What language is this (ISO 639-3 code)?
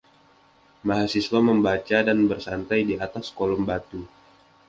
ind